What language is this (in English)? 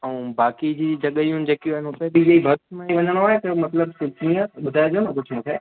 Sindhi